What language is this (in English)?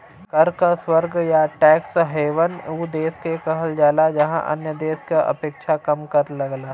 Bhojpuri